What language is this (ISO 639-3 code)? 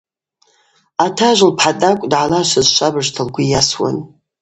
abq